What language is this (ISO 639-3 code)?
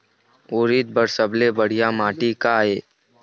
hne